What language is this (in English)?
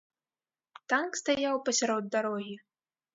Belarusian